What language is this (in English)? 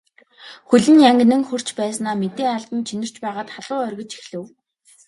Mongolian